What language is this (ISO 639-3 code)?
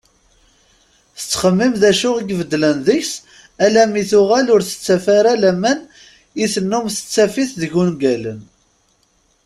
kab